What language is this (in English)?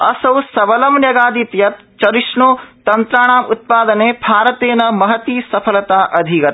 Sanskrit